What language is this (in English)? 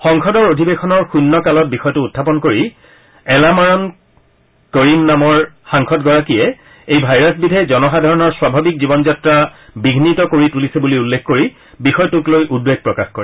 Assamese